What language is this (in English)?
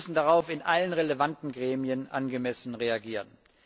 German